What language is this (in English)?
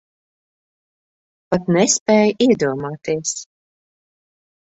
Latvian